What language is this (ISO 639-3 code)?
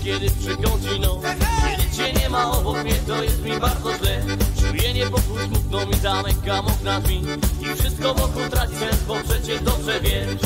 pol